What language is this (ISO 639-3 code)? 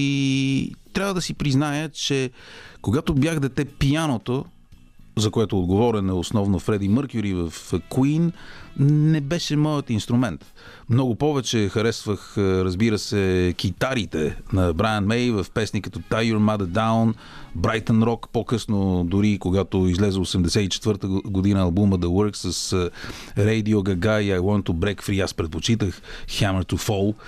bul